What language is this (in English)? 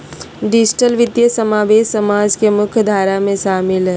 Magahi